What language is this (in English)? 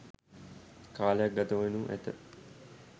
Sinhala